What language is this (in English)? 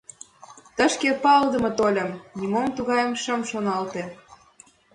Mari